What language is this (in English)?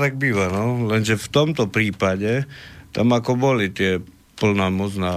Slovak